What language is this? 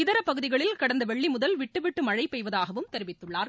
Tamil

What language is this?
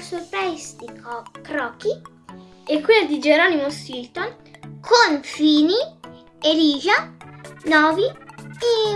Italian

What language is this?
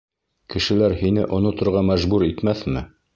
Bashkir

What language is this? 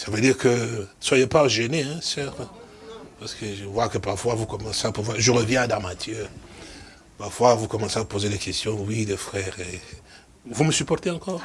French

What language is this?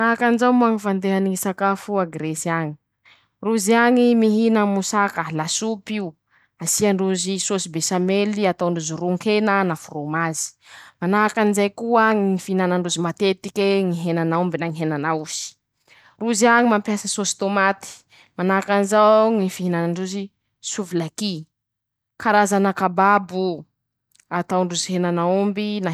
Masikoro Malagasy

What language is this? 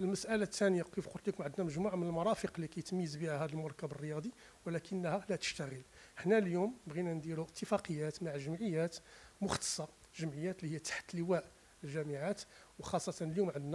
Arabic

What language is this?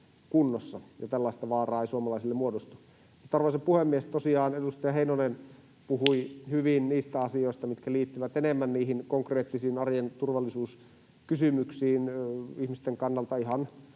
Finnish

